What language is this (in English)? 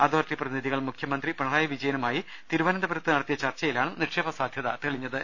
Malayalam